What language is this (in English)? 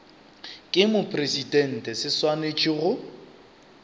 Northern Sotho